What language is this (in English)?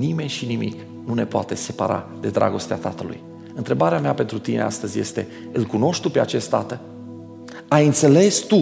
Romanian